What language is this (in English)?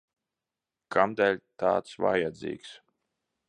Latvian